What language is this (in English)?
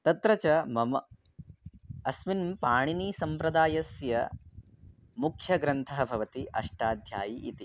Sanskrit